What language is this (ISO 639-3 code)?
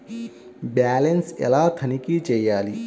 tel